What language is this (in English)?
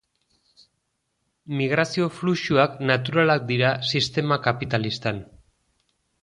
Basque